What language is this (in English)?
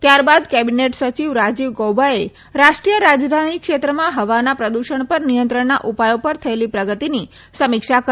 Gujarati